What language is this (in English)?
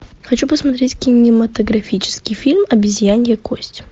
Russian